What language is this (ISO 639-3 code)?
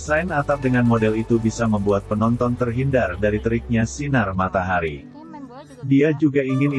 ind